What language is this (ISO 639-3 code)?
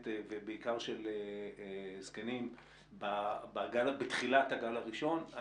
heb